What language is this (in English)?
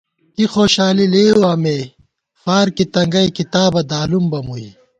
Gawar-Bati